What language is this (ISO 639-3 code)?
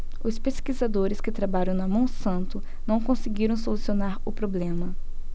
por